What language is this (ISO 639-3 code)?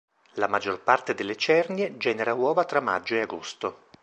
ita